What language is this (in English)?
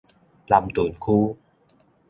Min Nan Chinese